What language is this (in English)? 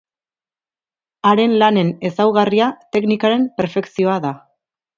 Basque